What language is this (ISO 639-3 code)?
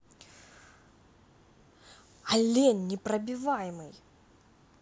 rus